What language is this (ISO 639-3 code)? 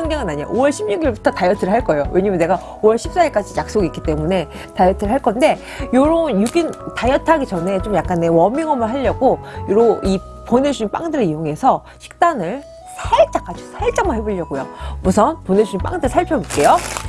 kor